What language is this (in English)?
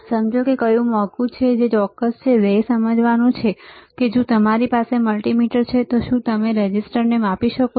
Gujarati